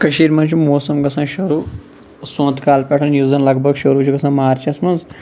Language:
Kashmiri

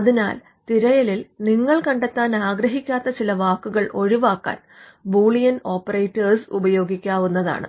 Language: Malayalam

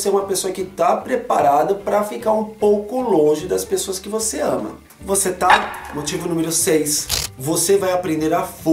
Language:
Portuguese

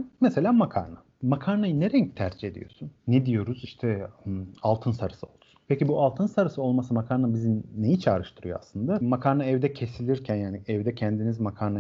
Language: Turkish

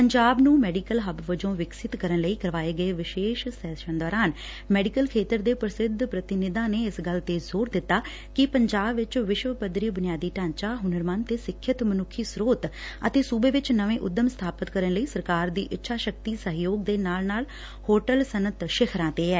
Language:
Punjabi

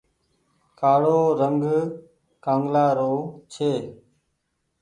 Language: Goaria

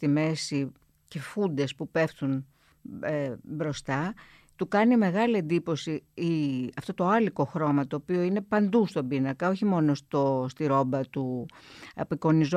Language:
Greek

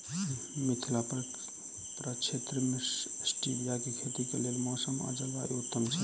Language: Maithili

